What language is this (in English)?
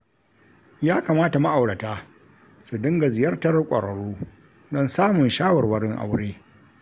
Hausa